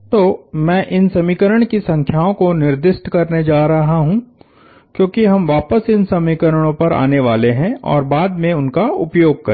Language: Hindi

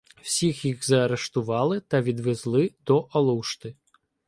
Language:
Ukrainian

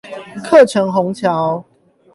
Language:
Chinese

